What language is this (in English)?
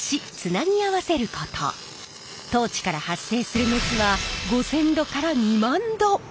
Japanese